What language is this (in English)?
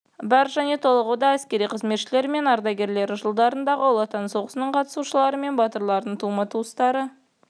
Kazakh